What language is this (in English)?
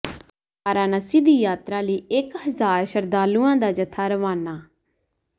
Punjabi